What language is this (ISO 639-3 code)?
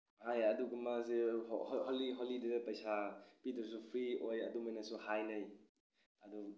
mni